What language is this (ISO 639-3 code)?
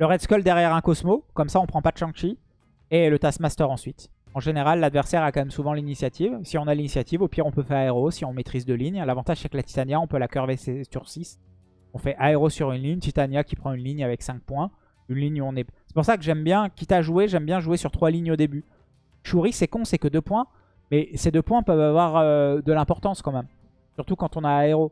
fra